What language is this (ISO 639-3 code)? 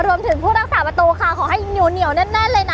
tha